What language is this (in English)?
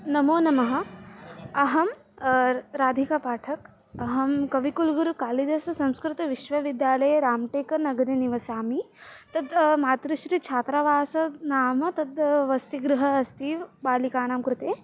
Sanskrit